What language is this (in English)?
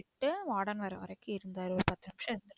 Tamil